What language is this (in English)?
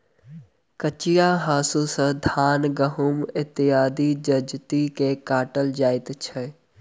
Maithili